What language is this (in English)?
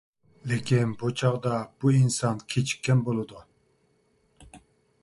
Uyghur